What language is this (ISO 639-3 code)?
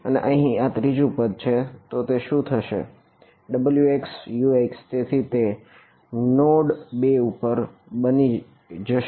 guj